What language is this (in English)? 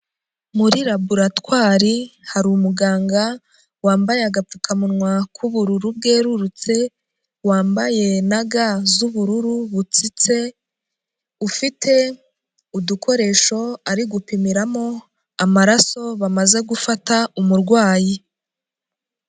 Kinyarwanda